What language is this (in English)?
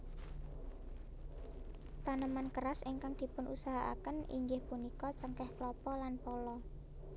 Javanese